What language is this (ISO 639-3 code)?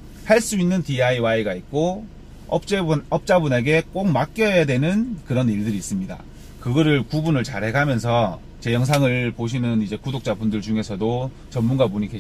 kor